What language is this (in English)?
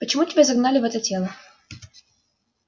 Russian